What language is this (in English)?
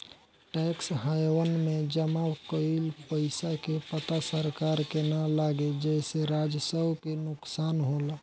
Bhojpuri